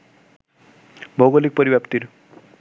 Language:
Bangla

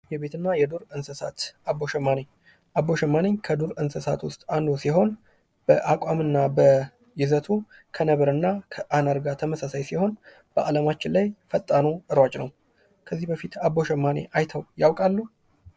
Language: Amharic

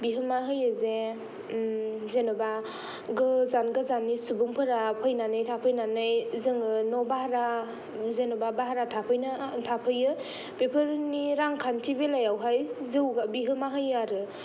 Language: Bodo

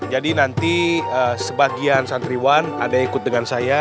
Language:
Indonesian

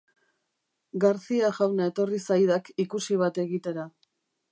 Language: Basque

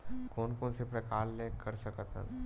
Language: Chhattisgarhi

